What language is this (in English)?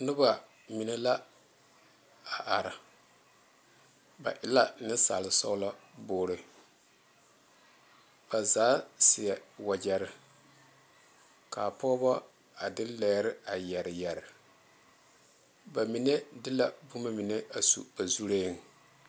Southern Dagaare